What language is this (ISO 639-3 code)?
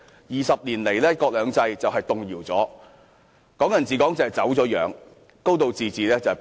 yue